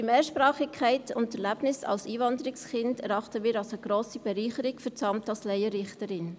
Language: Swiss German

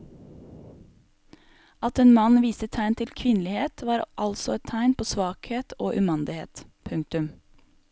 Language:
Norwegian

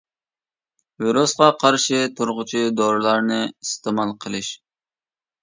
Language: Uyghur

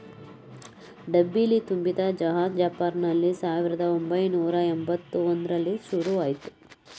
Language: Kannada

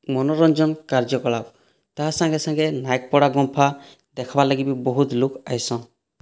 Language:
Odia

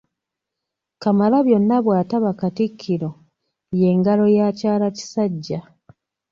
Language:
Ganda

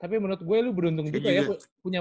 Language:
Indonesian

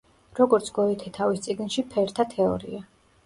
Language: Georgian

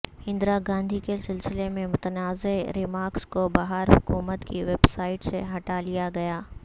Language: Urdu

